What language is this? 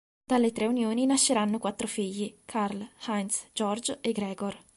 Italian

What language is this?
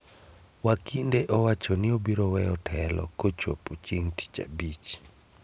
Luo (Kenya and Tanzania)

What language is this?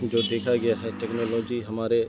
Urdu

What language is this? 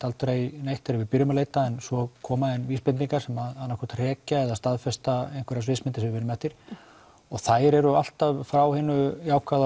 Icelandic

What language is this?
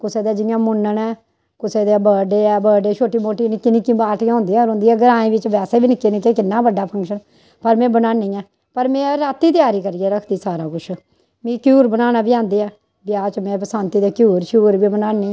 Dogri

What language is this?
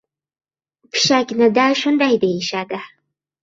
Uzbek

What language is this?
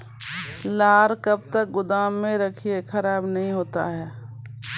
Maithili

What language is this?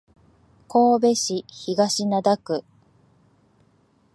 Japanese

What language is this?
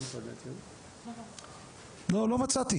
Hebrew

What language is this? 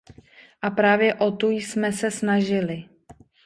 Czech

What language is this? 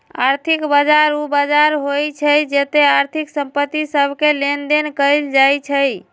Magahi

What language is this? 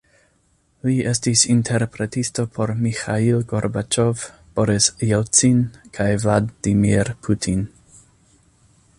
Esperanto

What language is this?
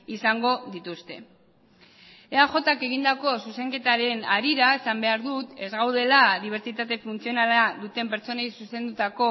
Basque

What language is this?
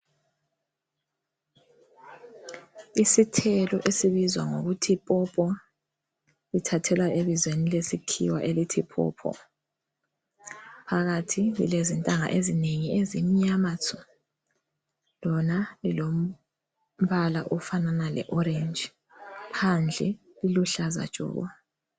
North Ndebele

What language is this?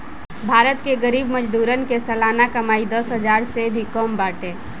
Bhojpuri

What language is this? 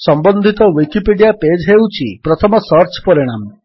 Odia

